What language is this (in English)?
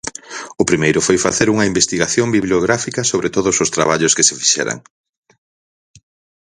Galician